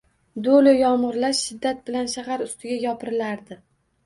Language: Uzbek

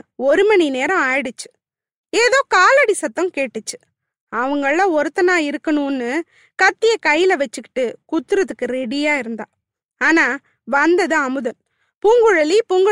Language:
Tamil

